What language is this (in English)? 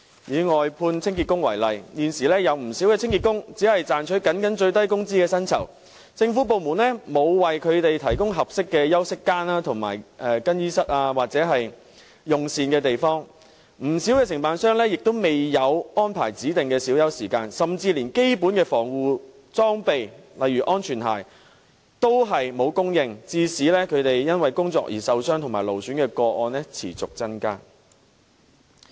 Cantonese